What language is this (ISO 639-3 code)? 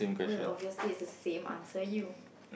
eng